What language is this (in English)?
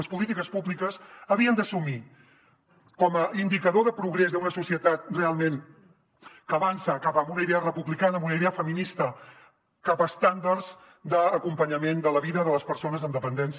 Catalan